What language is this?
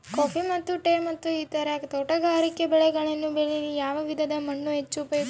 Kannada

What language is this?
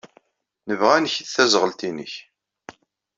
Kabyle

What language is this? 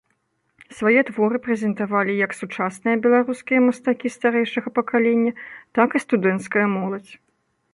Belarusian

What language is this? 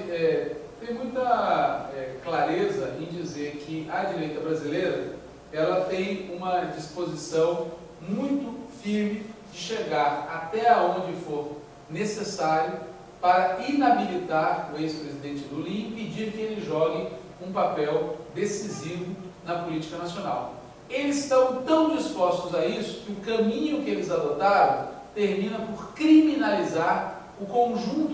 Portuguese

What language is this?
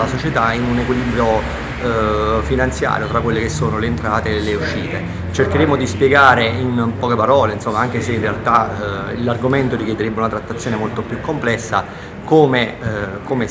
Italian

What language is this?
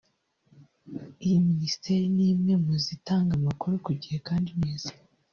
Kinyarwanda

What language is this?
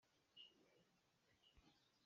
Hakha Chin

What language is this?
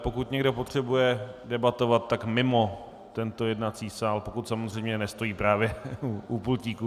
Czech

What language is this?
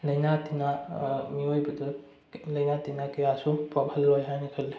Manipuri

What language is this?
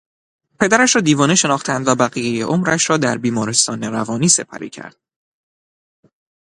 Persian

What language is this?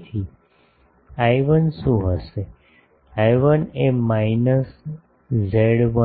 Gujarati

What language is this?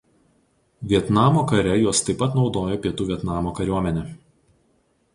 Lithuanian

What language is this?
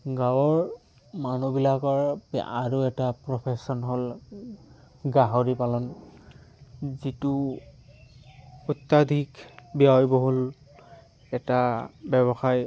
Assamese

